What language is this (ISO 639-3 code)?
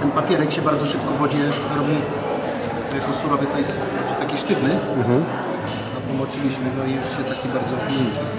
pol